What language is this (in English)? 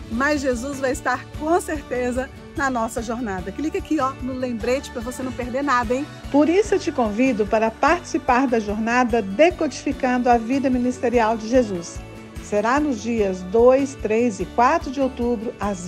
Portuguese